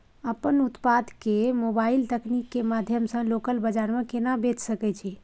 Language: Maithili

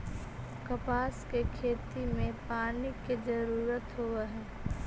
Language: Magahi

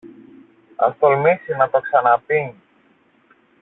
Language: Greek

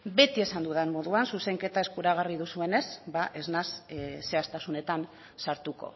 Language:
Basque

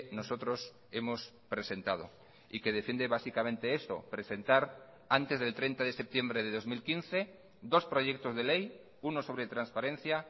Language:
Spanish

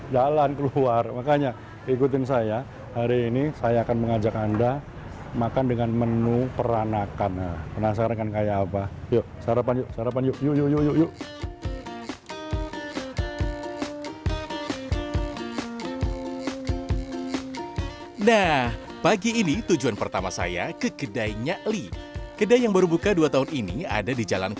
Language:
Indonesian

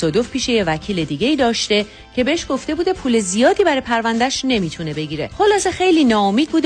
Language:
Persian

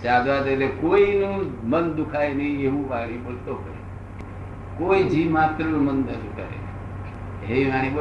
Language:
Gujarati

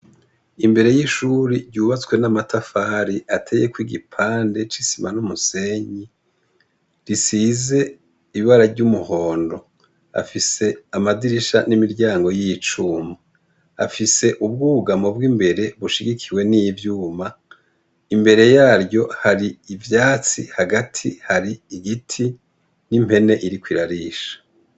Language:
Rundi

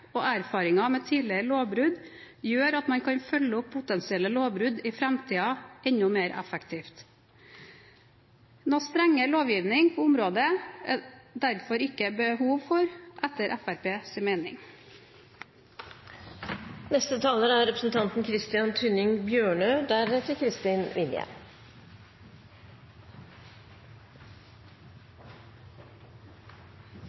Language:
Norwegian Bokmål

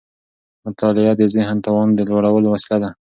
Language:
Pashto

